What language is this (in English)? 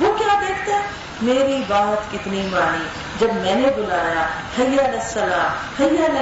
Urdu